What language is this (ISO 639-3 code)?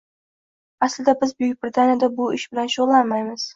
uzb